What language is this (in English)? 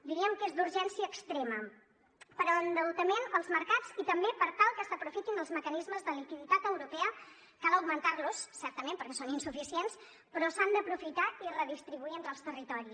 Catalan